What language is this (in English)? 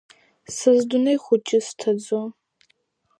Abkhazian